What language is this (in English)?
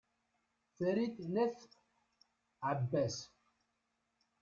Kabyle